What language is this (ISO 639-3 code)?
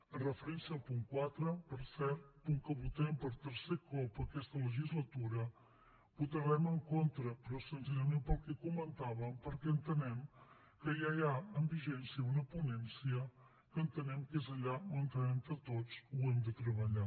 cat